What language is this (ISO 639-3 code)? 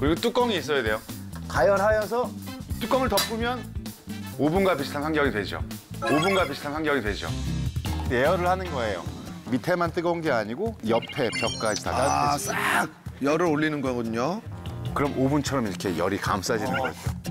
kor